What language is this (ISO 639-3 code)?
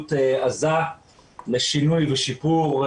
heb